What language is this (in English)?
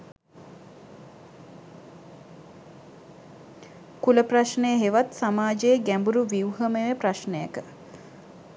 Sinhala